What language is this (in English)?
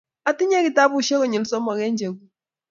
Kalenjin